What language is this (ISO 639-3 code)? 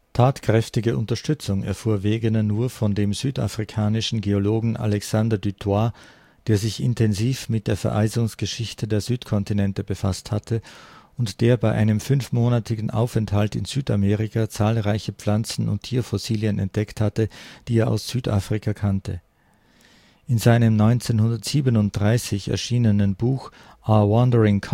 deu